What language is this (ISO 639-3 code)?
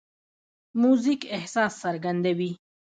pus